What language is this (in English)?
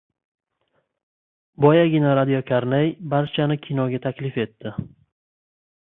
Uzbek